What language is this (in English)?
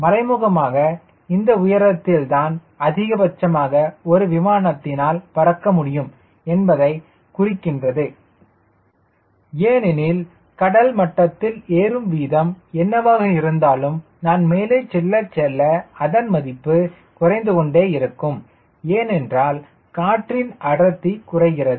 Tamil